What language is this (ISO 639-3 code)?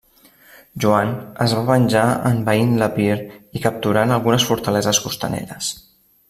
cat